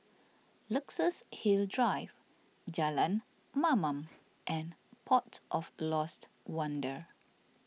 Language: English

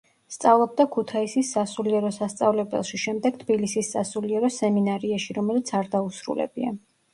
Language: Georgian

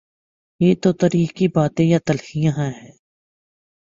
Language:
Urdu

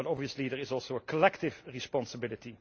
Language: English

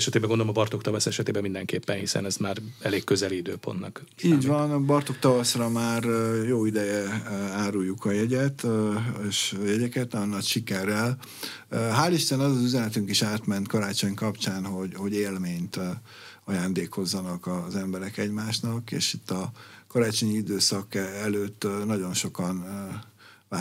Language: Hungarian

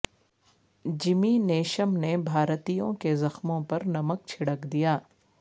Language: Urdu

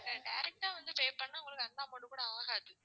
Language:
Tamil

